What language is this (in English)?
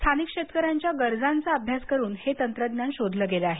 Marathi